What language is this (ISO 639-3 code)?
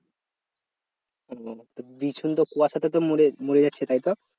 ben